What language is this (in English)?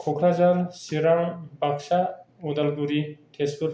Bodo